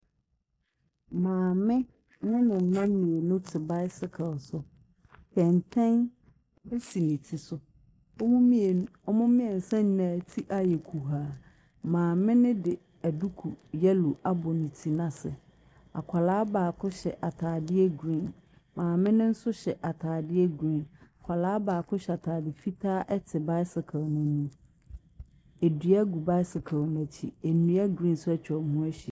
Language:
Akan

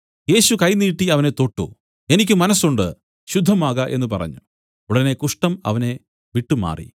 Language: Malayalam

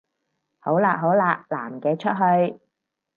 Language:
Cantonese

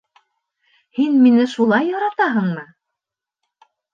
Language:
Bashkir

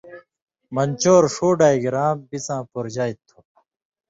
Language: Indus Kohistani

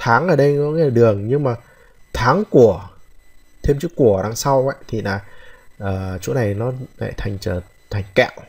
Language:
Vietnamese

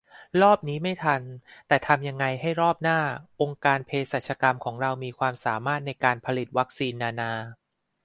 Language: Thai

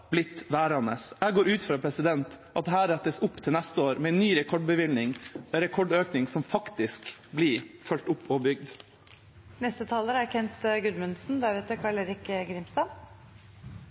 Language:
Norwegian Bokmål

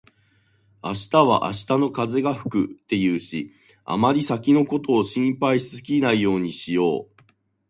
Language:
Japanese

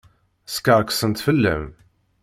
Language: Kabyle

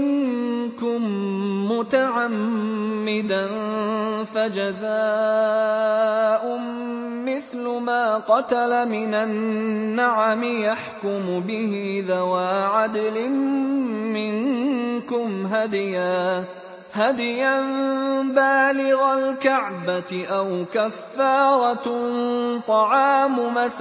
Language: Arabic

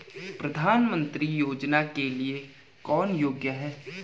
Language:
Hindi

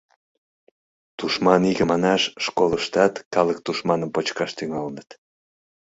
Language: Mari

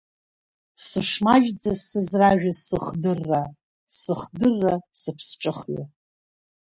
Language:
Abkhazian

